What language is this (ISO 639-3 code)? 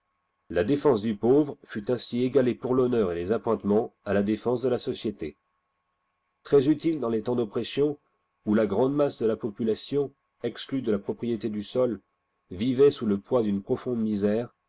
fra